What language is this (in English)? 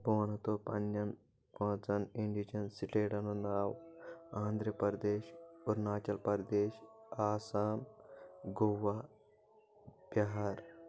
Kashmiri